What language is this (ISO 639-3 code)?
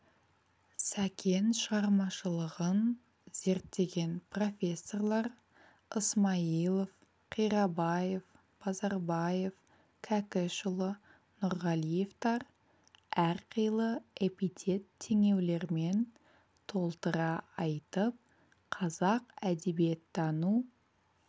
kaz